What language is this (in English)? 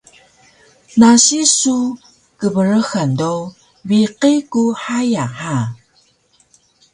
Taroko